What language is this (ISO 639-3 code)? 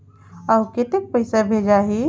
hne